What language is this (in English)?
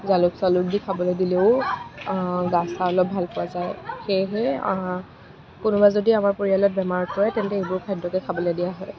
Assamese